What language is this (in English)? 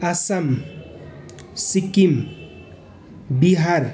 Nepali